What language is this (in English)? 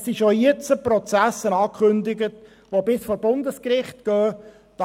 Swiss German